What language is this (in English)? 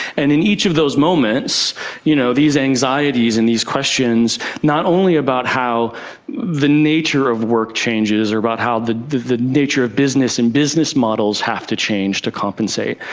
English